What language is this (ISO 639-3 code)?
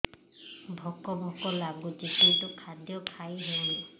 ori